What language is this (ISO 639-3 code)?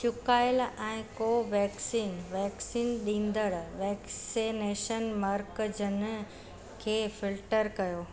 snd